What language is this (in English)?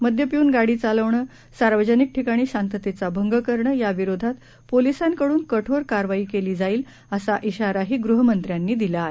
Marathi